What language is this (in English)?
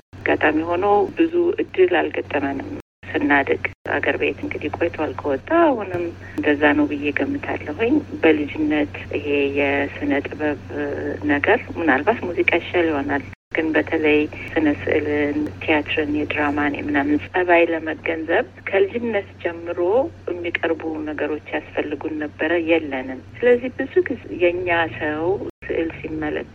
Amharic